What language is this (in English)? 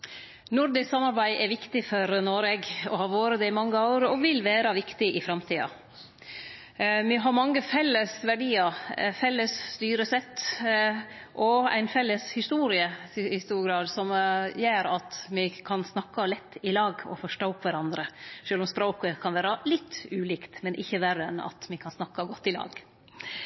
Norwegian Nynorsk